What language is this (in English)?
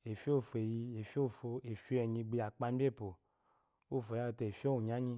Eloyi